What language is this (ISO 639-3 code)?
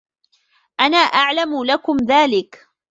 ara